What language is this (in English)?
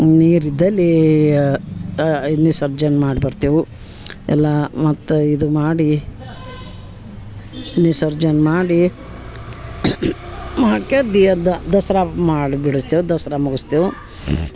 Kannada